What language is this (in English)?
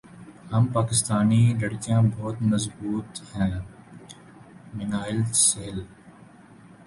Urdu